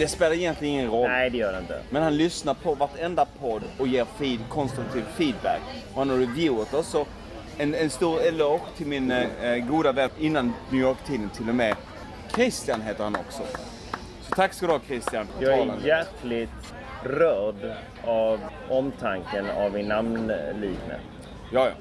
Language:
Swedish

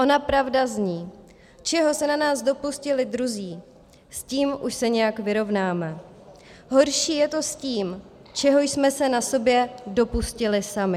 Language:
Czech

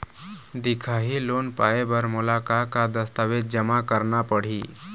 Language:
Chhattisgarhi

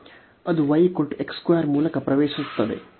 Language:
Kannada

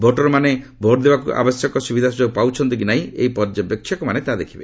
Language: Odia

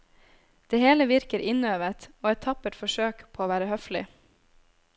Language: Norwegian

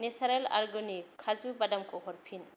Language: Bodo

